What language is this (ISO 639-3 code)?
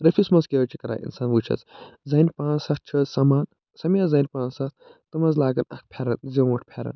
kas